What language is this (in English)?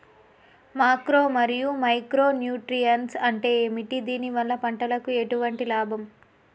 Telugu